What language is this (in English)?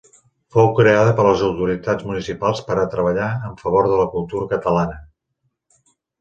Catalan